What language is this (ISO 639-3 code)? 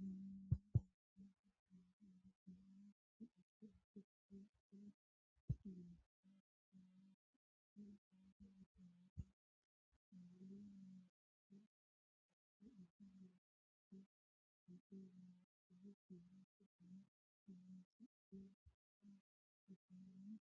sid